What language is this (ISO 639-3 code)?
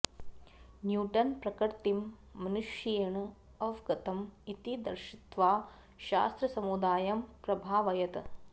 san